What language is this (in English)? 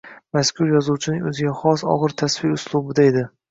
Uzbek